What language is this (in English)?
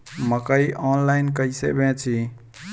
Bhojpuri